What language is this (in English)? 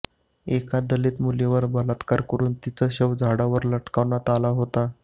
Marathi